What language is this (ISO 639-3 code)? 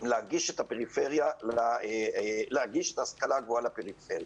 heb